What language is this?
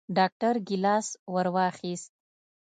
Pashto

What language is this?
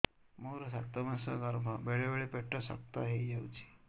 Odia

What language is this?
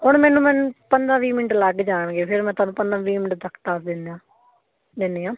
Punjabi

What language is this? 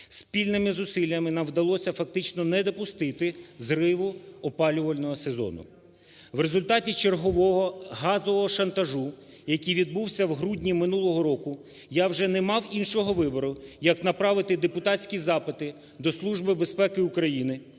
Ukrainian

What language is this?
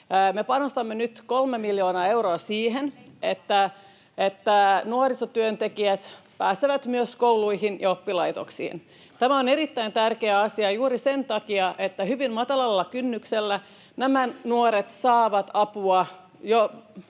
Finnish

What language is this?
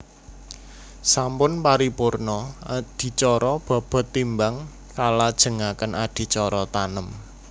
Javanese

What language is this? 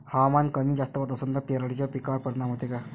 Marathi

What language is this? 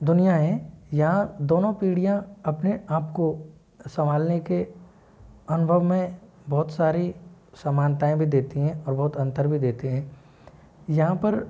Hindi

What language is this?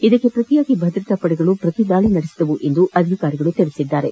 Kannada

